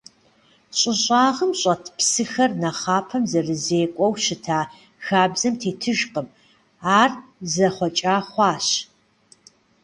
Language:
Kabardian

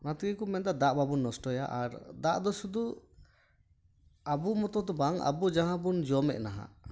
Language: Santali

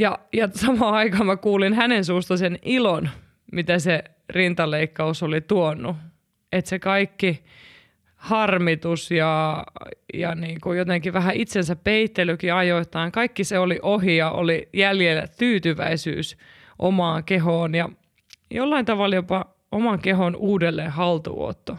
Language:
Finnish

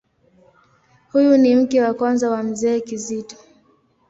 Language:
Swahili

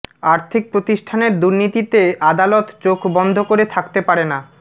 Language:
Bangla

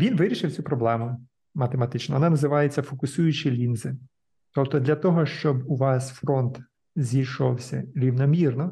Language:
Ukrainian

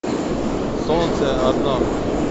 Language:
Russian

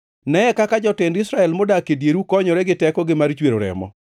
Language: Luo (Kenya and Tanzania)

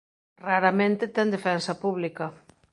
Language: Galician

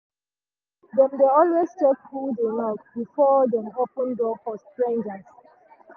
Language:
Nigerian Pidgin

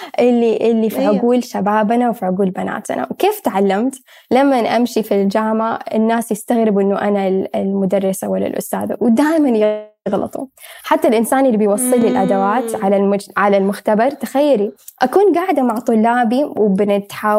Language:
Arabic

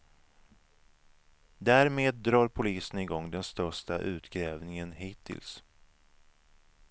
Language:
Swedish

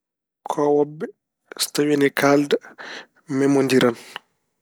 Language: Fula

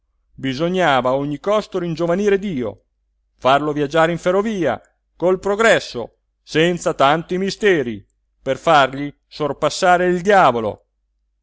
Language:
Italian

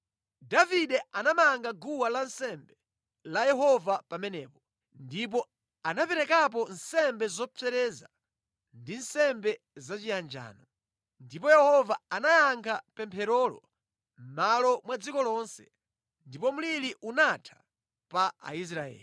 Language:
Nyanja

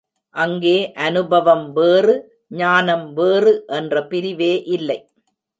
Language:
Tamil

